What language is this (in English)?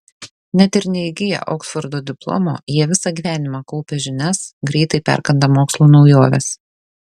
Lithuanian